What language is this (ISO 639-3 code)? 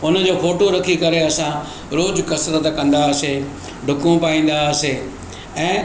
snd